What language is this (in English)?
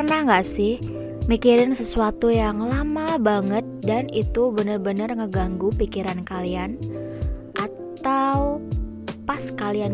Indonesian